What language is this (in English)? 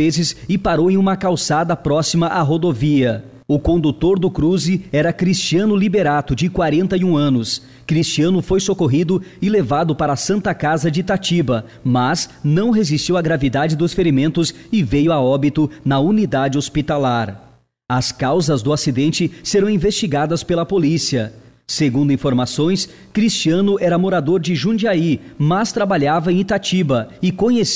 Portuguese